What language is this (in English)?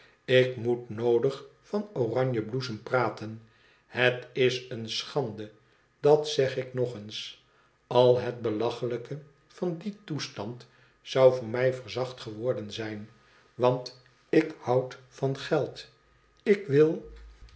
Dutch